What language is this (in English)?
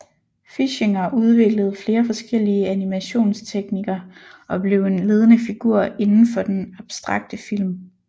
Danish